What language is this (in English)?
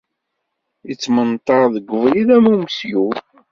Kabyle